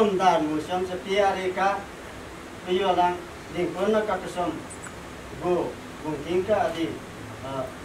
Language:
Romanian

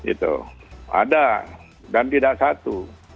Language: Indonesian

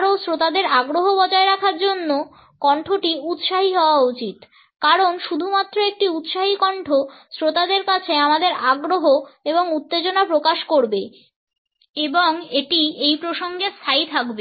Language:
Bangla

